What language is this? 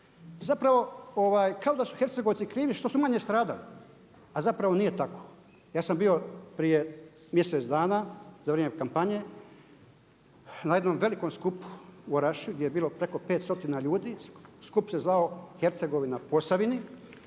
Croatian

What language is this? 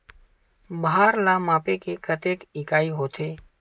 Chhattisgarhi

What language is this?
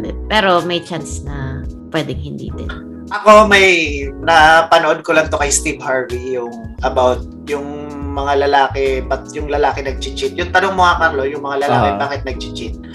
Filipino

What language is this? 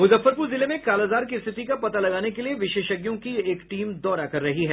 Hindi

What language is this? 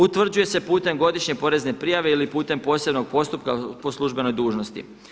Croatian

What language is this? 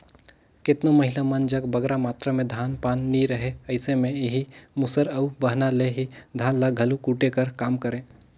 Chhattisgarhi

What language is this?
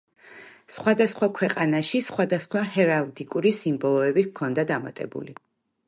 Georgian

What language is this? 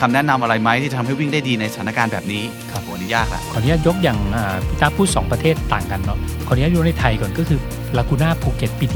Thai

